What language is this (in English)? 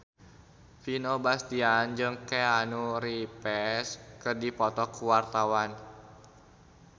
Sundanese